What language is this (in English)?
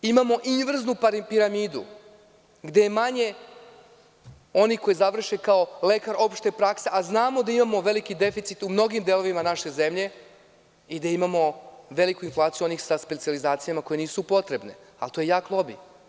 Serbian